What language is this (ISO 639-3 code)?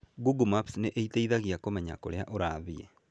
kik